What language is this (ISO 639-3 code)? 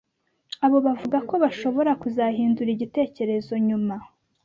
kin